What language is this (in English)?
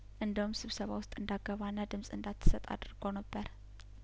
Amharic